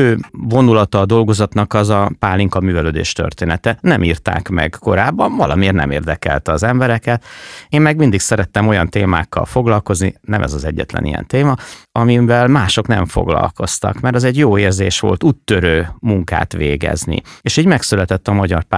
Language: Hungarian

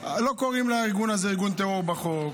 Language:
Hebrew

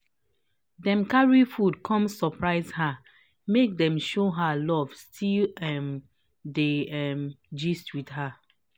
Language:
Nigerian Pidgin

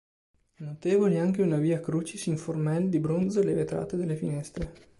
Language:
Italian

